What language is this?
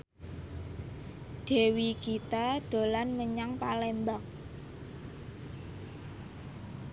Javanese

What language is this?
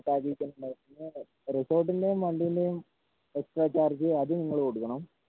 Malayalam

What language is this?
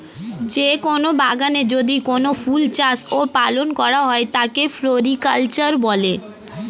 Bangla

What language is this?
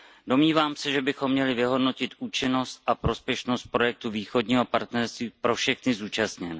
Czech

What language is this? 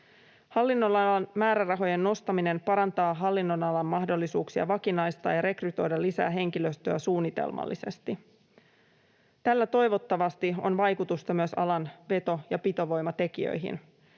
Finnish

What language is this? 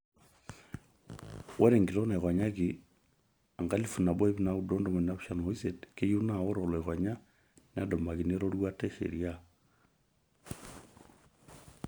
Masai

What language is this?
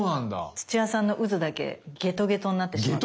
Japanese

